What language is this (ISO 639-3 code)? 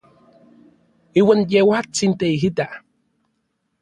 nlv